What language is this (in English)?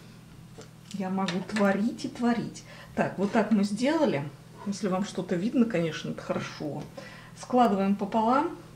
Russian